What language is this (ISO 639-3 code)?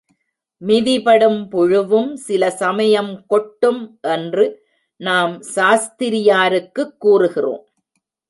tam